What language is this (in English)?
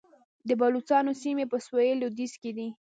Pashto